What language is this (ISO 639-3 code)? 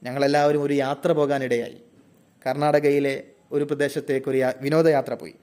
mal